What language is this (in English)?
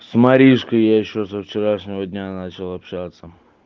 Russian